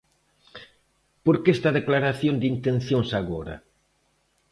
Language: Galician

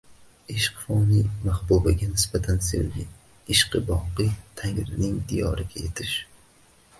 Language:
Uzbek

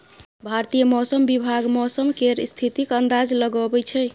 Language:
Maithili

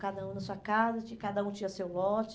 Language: Portuguese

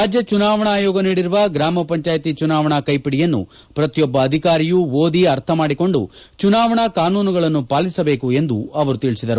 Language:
Kannada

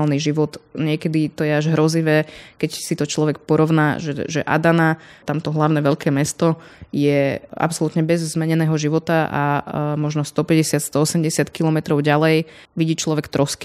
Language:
Slovak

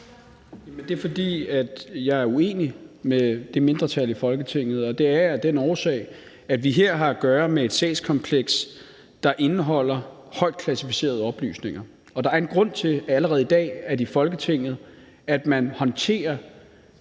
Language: Danish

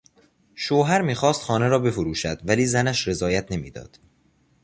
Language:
Persian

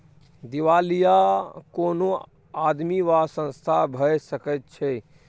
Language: Maithili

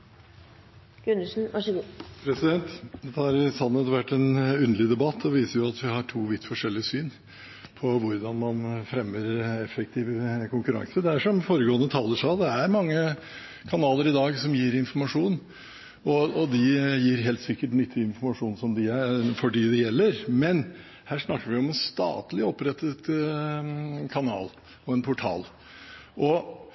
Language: Norwegian Bokmål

